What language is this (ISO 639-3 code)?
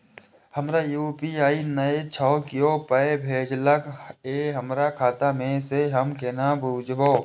mai